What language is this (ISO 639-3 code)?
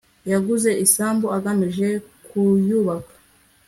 kin